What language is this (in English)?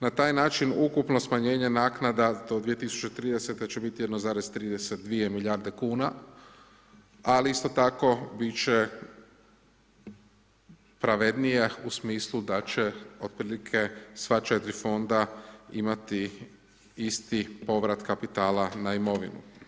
Croatian